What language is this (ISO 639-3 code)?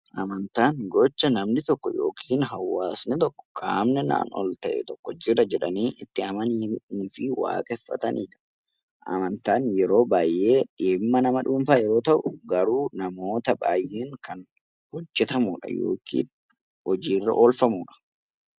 orm